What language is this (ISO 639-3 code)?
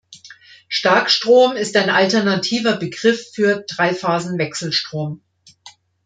deu